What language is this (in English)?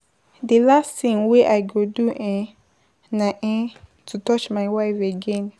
Nigerian Pidgin